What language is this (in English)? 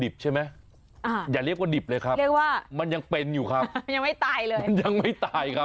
Thai